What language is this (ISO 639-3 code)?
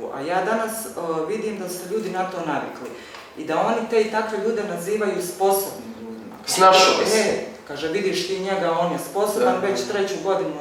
hrv